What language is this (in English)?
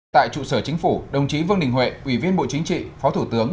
Vietnamese